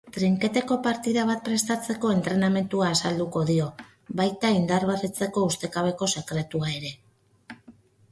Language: Basque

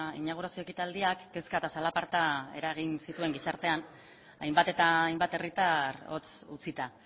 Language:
Basque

